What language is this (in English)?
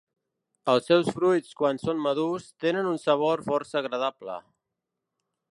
Catalan